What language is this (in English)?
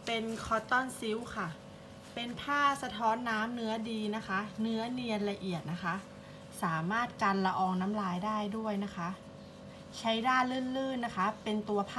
Thai